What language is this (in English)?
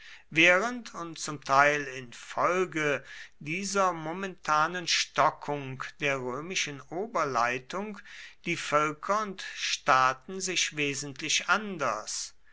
German